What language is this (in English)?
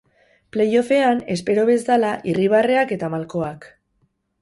Basque